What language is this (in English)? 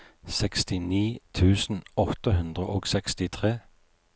Norwegian